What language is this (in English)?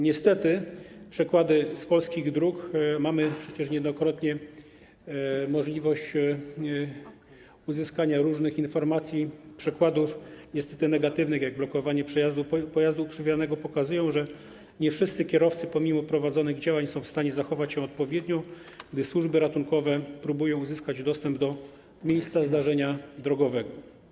Polish